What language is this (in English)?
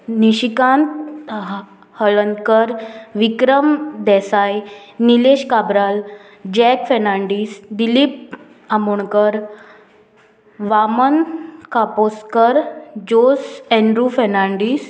Konkani